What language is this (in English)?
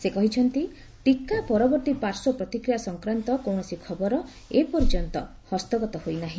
Odia